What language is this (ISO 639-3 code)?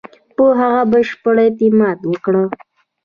pus